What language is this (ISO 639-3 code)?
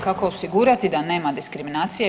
hrv